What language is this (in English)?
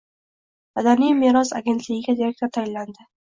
Uzbek